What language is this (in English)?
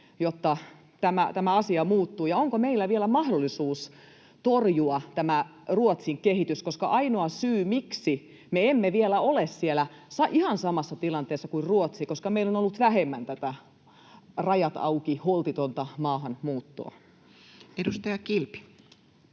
Finnish